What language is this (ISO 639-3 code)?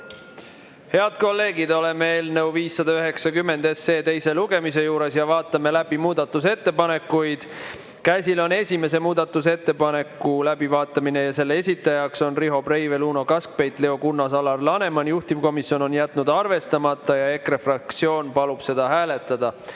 est